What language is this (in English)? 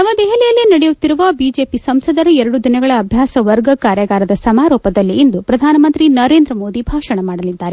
Kannada